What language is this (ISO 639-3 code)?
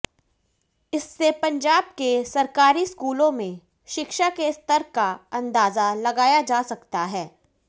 hin